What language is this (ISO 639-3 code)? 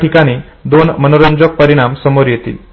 mar